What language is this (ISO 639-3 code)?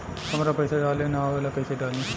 bho